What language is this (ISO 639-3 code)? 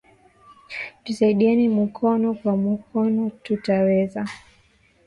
swa